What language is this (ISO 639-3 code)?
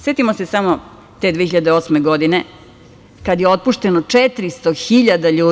srp